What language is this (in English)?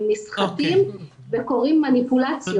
Hebrew